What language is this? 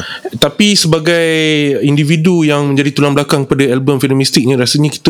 Malay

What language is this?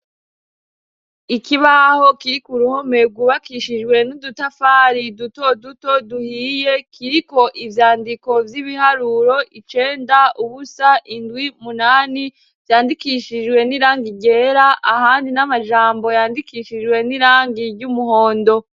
Rundi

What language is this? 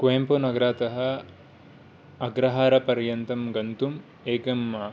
Sanskrit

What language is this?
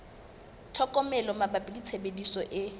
Southern Sotho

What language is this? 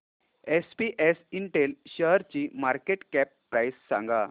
Marathi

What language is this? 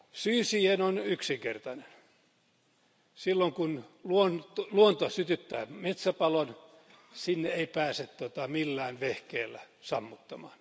Finnish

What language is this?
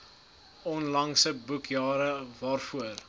Afrikaans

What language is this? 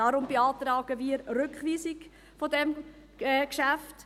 Swiss German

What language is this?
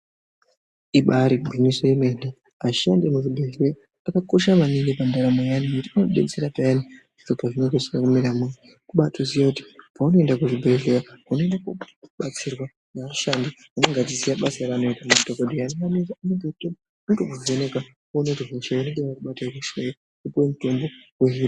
Ndau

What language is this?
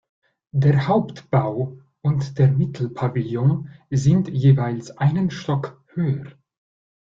German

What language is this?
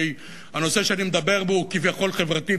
Hebrew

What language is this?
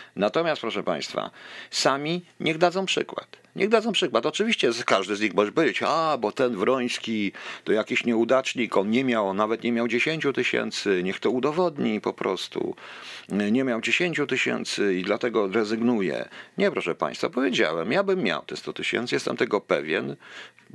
Polish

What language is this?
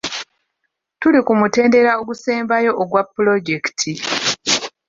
Ganda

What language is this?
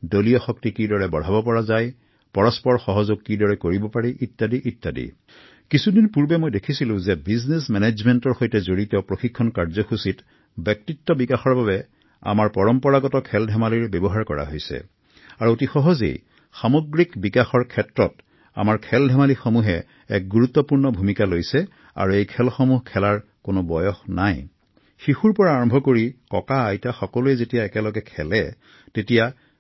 Assamese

